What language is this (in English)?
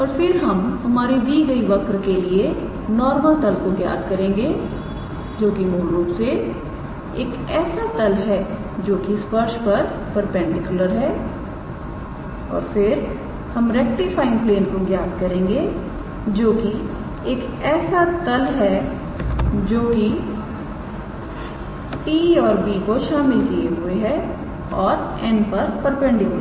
Hindi